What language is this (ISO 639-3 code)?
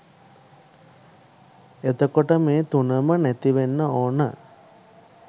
sin